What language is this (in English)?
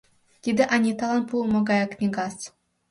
Mari